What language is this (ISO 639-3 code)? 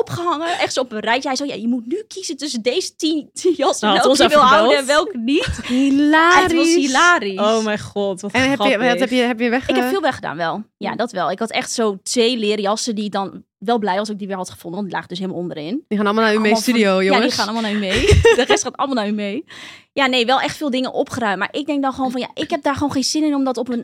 nld